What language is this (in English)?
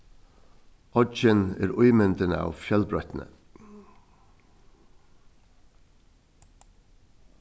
Faroese